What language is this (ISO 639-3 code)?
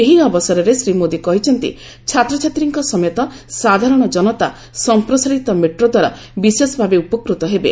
ori